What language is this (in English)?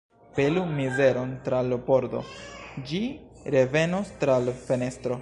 Esperanto